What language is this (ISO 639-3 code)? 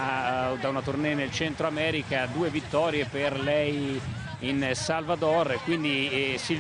ita